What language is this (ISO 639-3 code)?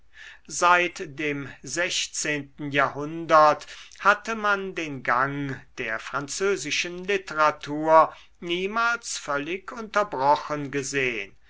deu